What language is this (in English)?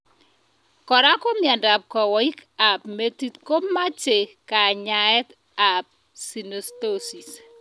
Kalenjin